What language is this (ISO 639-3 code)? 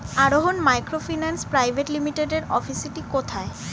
ben